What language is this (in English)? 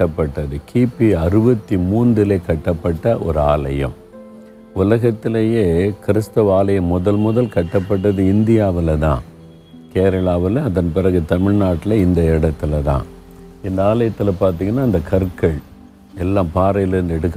Tamil